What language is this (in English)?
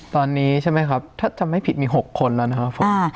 Thai